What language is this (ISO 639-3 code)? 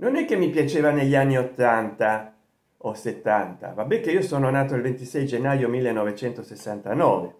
ita